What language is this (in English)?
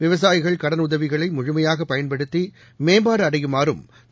Tamil